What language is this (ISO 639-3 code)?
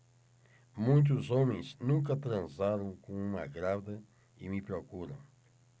por